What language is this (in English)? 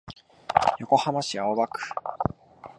Japanese